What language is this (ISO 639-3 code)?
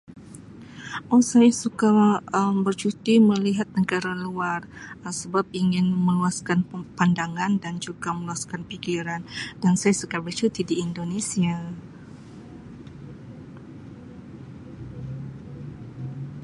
msi